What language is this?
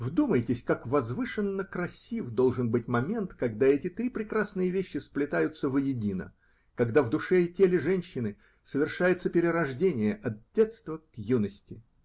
Russian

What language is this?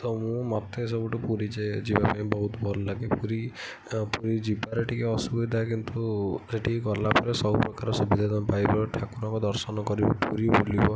Odia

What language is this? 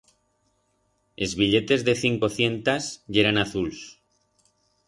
Aragonese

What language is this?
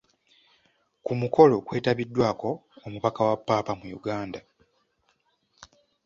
Ganda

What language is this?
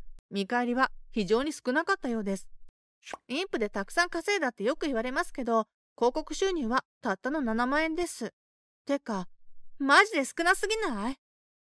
Japanese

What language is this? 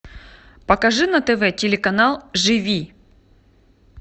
Russian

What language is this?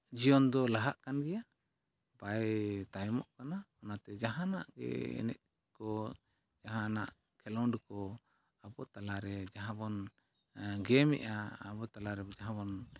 Santali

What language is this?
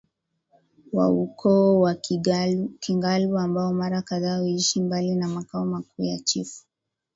Swahili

